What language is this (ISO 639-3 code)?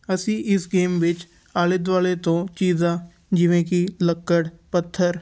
pan